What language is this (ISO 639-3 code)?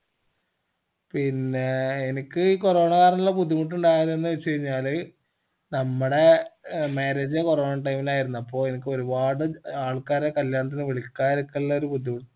mal